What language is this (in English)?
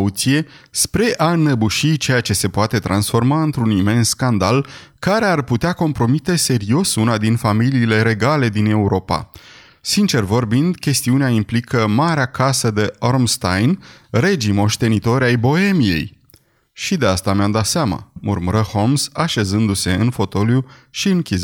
Romanian